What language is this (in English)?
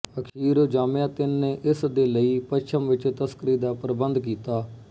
Punjabi